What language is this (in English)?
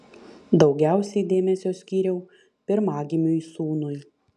Lithuanian